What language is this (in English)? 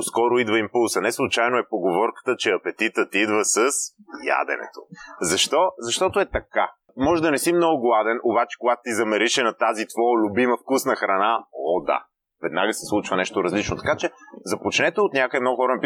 Bulgarian